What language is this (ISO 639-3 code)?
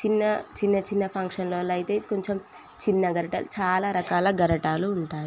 tel